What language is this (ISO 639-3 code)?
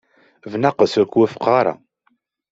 kab